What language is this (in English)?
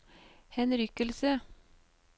Norwegian